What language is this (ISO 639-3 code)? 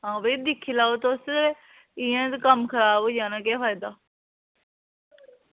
doi